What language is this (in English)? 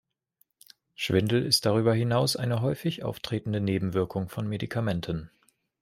German